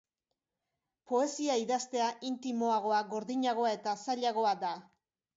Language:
Basque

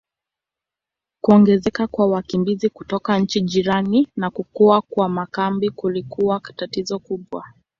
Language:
Swahili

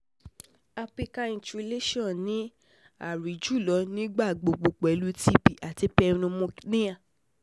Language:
Yoruba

